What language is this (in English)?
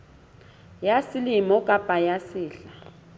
Southern Sotho